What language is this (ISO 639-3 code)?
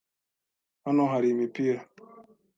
kin